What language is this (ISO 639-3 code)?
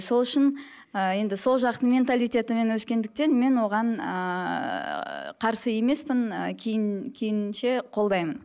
kaz